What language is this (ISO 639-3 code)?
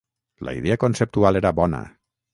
cat